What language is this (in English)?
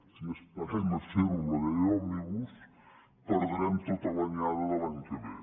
Catalan